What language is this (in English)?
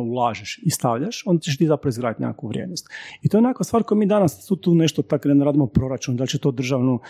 Croatian